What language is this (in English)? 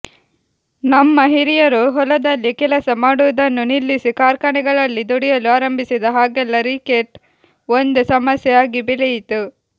Kannada